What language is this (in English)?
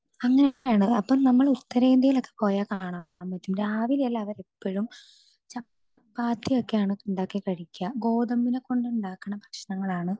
Malayalam